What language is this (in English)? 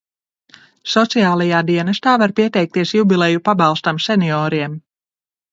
Latvian